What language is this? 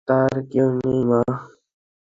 Bangla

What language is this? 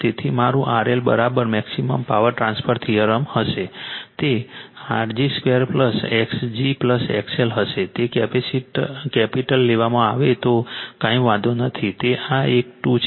Gujarati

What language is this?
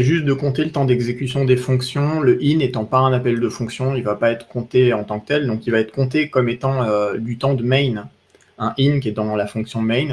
French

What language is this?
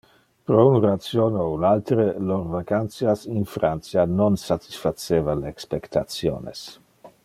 Interlingua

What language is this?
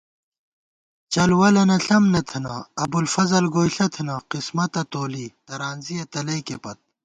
Gawar-Bati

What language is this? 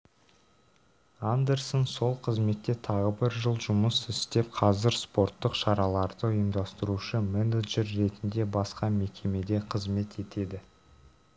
Kazakh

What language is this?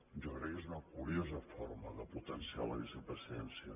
Catalan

